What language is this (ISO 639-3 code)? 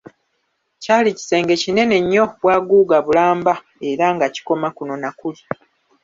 lug